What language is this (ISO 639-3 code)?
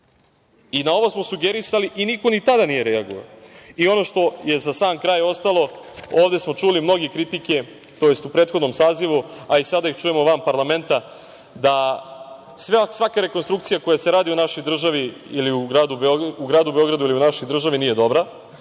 srp